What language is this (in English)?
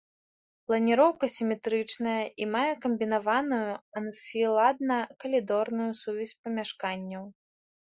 Belarusian